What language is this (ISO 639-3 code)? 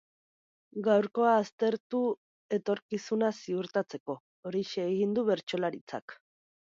eus